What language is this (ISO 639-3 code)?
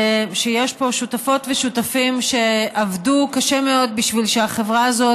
heb